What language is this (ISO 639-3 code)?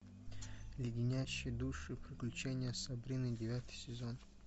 rus